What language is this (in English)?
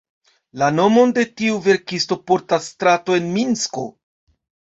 Esperanto